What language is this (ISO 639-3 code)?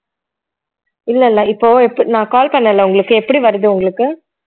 tam